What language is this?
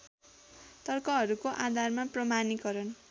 Nepali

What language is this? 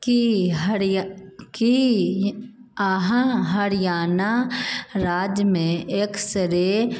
Maithili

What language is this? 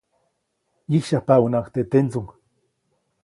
Copainalá Zoque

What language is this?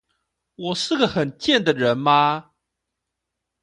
Chinese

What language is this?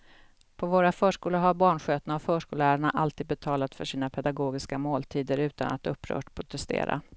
Swedish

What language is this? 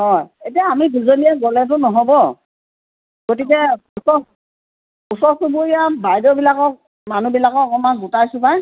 Assamese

